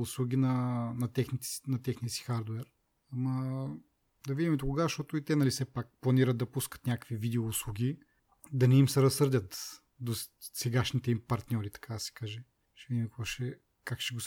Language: Bulgarian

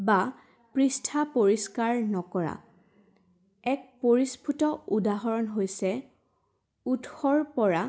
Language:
Assamese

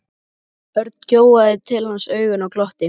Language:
Icelandic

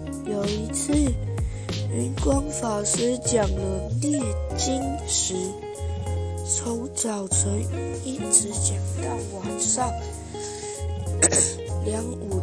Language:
Chinese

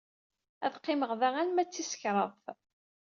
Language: Kabyle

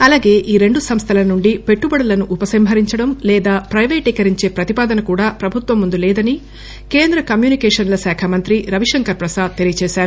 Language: Telugu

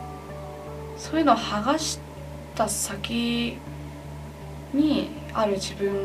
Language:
Japanese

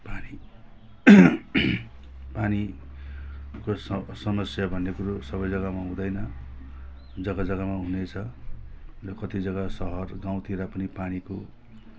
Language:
Nepali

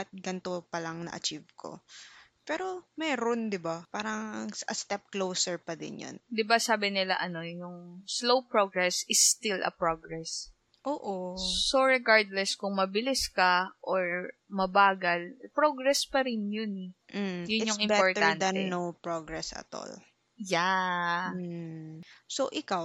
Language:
Filipino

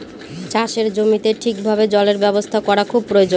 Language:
Bangla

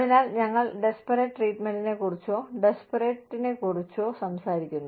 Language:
Malayalam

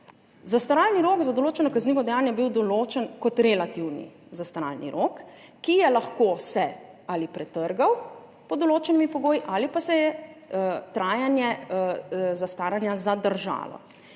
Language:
Slovenian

